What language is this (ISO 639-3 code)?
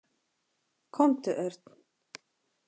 isl